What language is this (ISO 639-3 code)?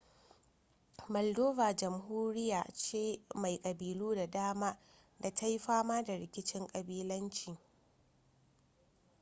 hau